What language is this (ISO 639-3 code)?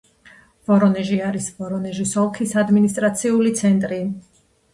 kat